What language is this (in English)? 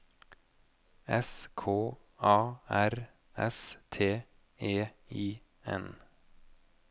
Norwegian